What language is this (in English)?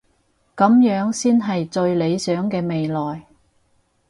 Cantonese